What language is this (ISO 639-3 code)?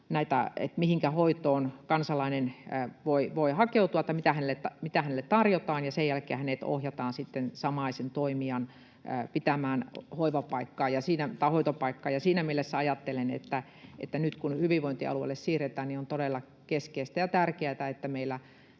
fin